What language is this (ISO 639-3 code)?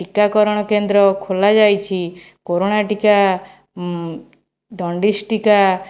ori